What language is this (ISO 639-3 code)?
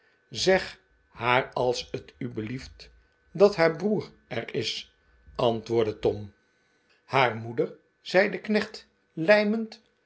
nld